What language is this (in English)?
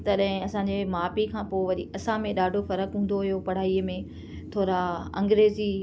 Sindhi